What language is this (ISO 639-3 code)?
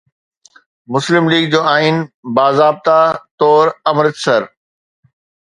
snd